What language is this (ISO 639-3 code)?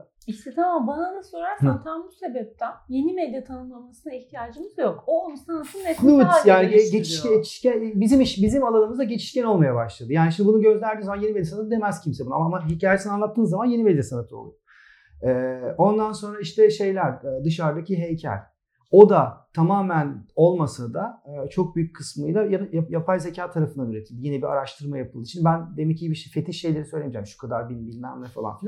tur